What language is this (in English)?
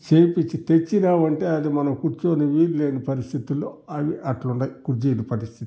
Telugu